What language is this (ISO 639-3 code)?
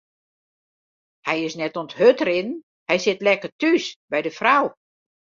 fry